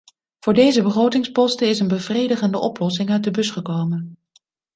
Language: Dutch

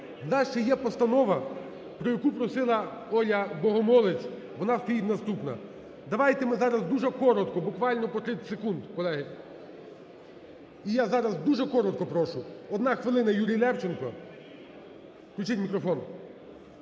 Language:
Ukrainian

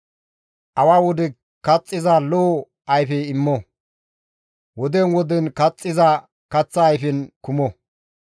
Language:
Gamo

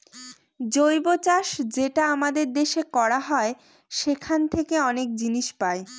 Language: Bangla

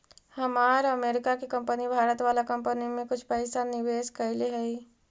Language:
Magahi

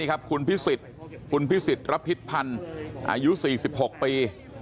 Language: Thai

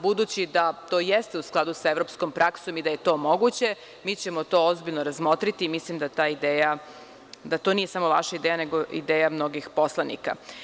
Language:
Serbian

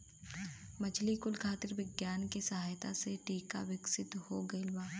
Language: Bhojpuri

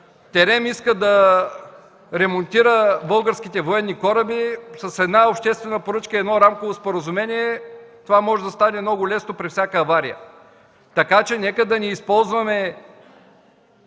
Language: Bulgarian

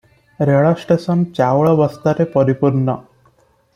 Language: Odia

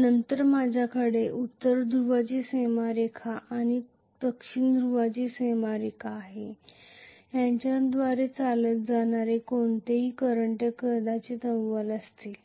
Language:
Marathi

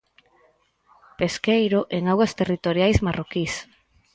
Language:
Galician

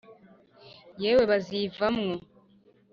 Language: Kinyarwanda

